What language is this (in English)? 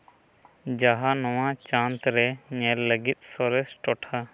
Santali